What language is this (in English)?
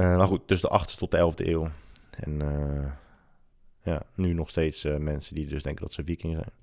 Dutch